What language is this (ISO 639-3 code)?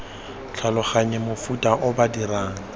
tsn